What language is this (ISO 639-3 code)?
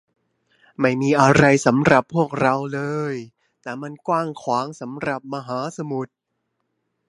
tha